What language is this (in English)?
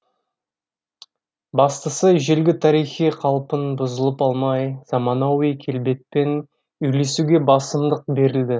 Kazakh